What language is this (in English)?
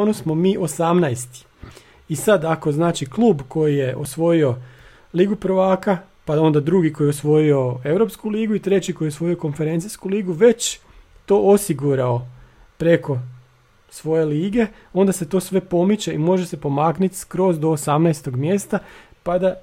Croatian